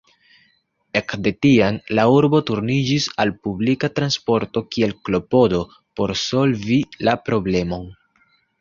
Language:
Esperanto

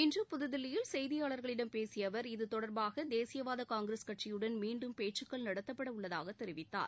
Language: Tamil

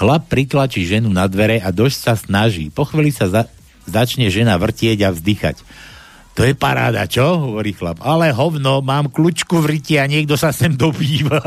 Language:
Slovak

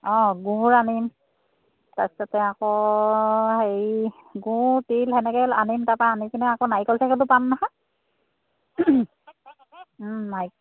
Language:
Assamese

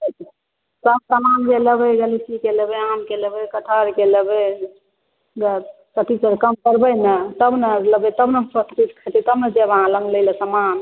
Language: Maithili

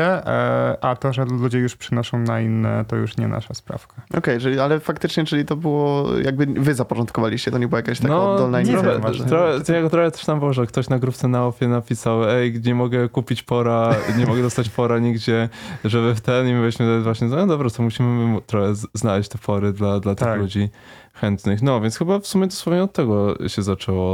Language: Polish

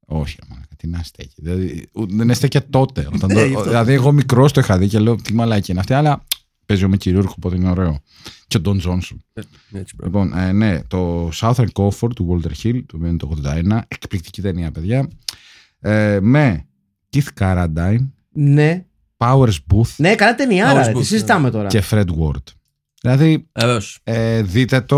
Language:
Greek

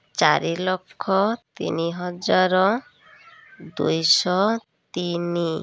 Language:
Odia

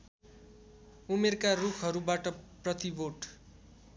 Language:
Nepali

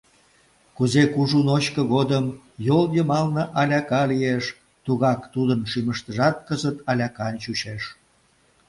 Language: Mari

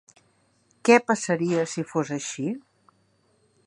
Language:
Catalan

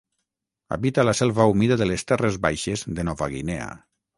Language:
Catalan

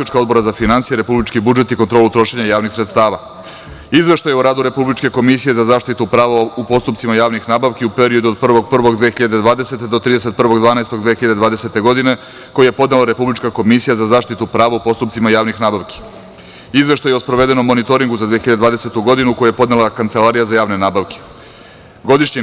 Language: Serbian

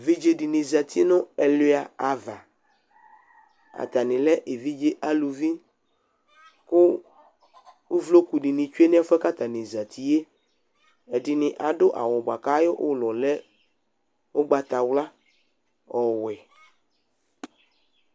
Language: Ikposo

